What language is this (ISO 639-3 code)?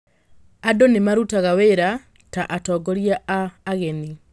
kik